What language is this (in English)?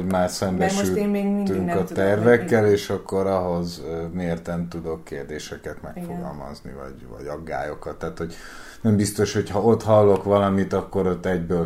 Hungarian